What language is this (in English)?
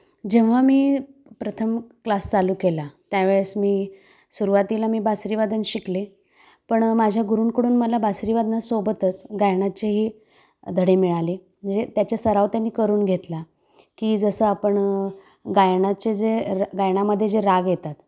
Marathi